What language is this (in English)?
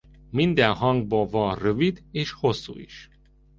Hungarian